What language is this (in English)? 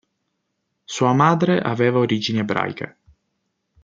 Italian